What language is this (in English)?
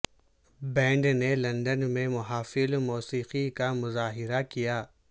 Urdu